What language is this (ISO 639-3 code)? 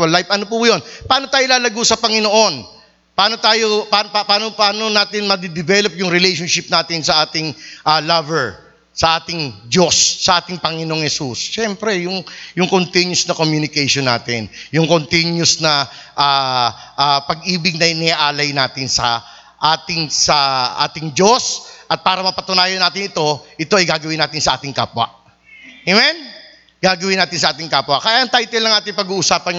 fil